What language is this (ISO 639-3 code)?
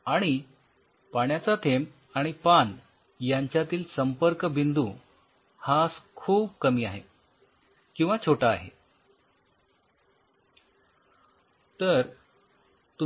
mar